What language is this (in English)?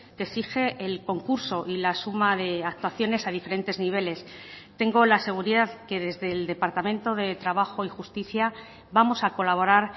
Spanish